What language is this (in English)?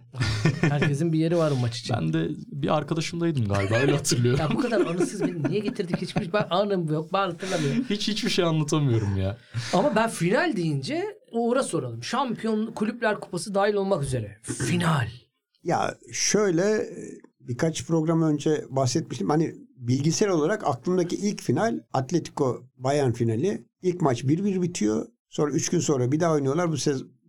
Turkish